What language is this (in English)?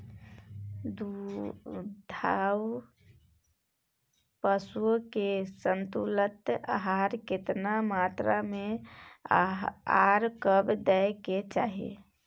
Maithili